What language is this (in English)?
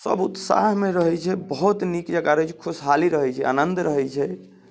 Maithili